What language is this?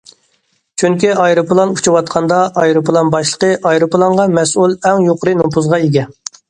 Uyghur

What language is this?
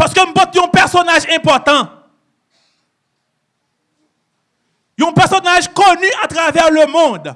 French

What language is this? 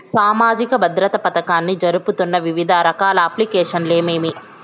Telugu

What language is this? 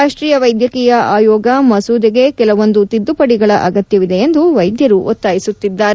Kannada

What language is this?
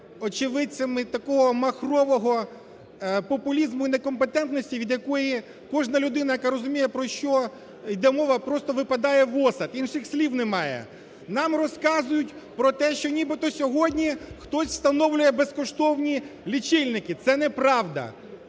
Ukrainian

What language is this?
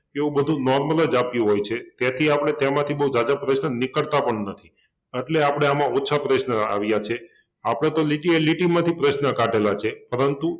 Gujarati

